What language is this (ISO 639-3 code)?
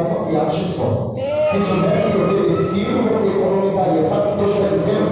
por